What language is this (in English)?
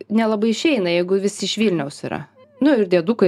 Lithuanian